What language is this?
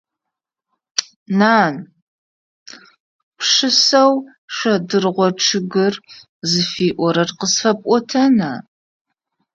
Adyghe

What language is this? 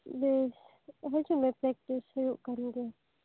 Santali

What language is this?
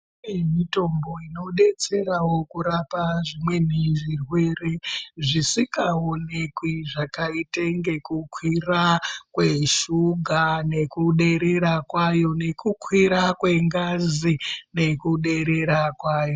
Ndau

